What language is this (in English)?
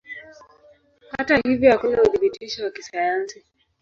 Swahili